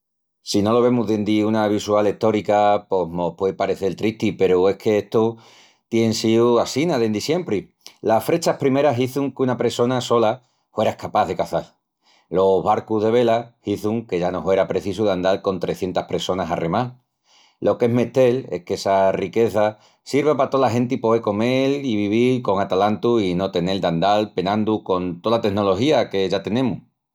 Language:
Extremaduran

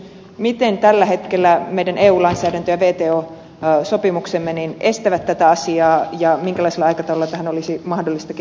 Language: Finnish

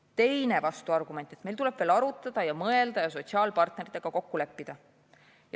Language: Estonian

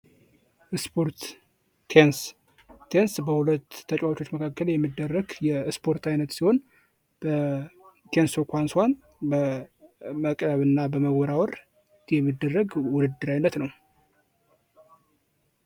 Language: Amharic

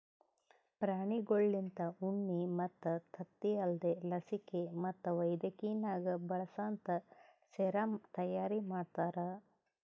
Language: Kannada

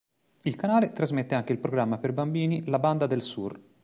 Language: Italian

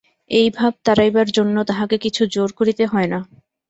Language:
Bangla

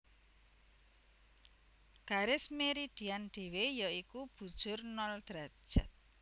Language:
Javanese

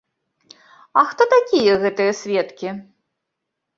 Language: Belarusian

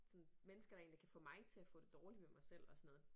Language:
Danish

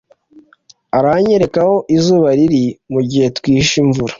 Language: Kinyarwanda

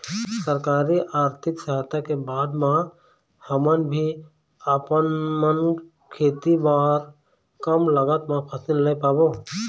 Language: Chhattisgarhi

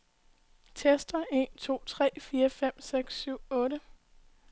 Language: Danish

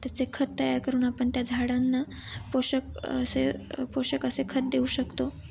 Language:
Marathi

